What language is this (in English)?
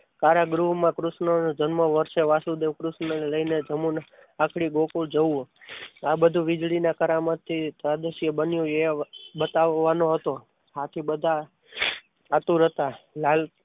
Gujarati